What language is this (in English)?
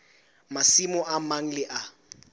Southern Sotho